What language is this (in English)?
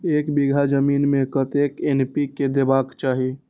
Maithili